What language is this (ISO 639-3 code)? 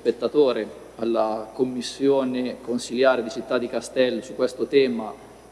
ita